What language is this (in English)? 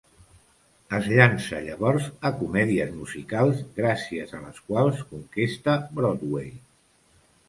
Catalan